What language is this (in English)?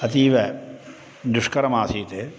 Sanskrit